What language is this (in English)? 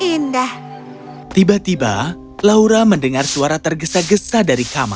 Indonesian